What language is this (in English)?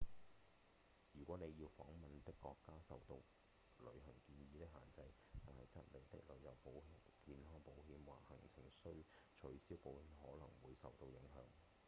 Cantonese